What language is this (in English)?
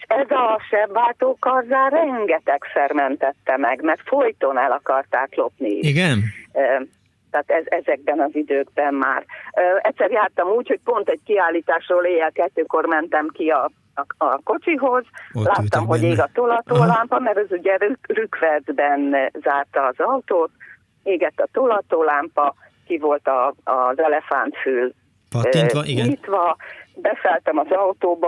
Hungarian